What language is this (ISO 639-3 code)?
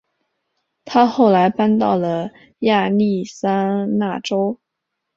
zho